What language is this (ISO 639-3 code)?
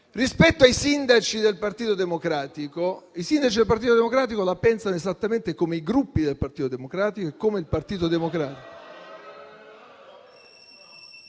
ita